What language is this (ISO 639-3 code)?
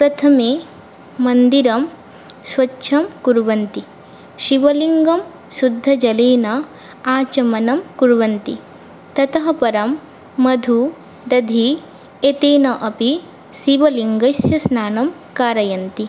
san